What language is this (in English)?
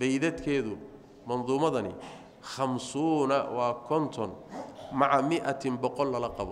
Arabic